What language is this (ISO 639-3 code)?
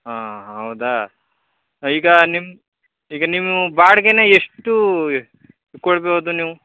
kan